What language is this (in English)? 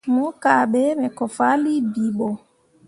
Mundang